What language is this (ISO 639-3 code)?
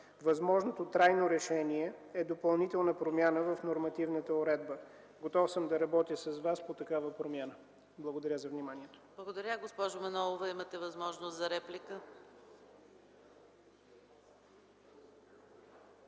bul